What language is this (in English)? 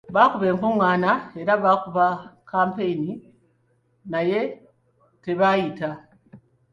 Ganda